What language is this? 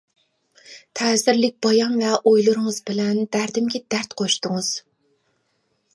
Uyghur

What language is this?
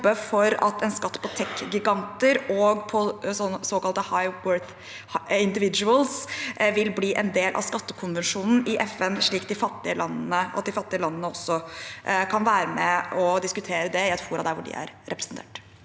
Norwegian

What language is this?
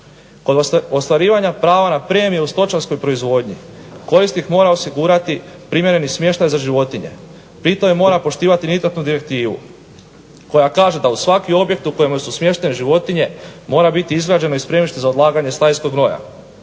Croatian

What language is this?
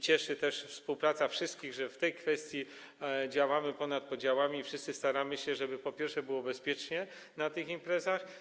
Polish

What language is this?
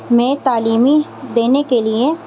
Urdu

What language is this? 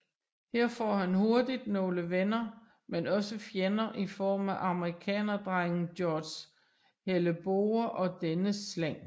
Danish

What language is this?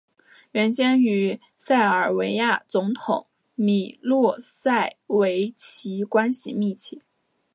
Chinese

